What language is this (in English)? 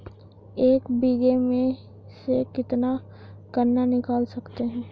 Hindi